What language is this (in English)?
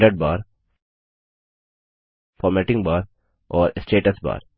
Hindi